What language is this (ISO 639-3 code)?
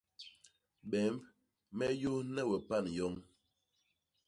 bas